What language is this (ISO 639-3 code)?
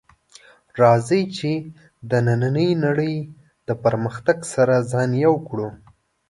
pus